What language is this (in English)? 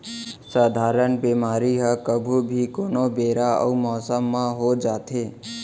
Chhattisgarhi